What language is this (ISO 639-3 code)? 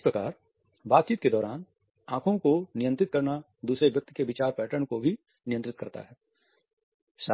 hin